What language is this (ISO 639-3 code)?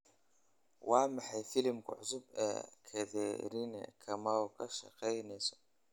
som